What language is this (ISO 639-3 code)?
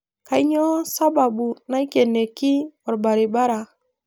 mas